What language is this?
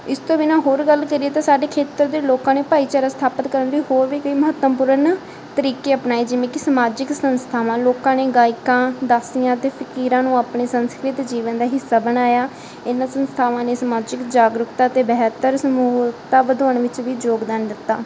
Punjabi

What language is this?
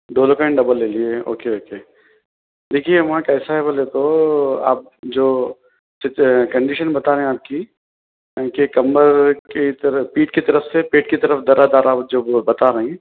Urdu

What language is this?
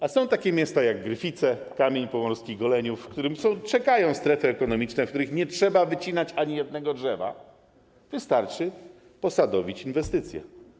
Polish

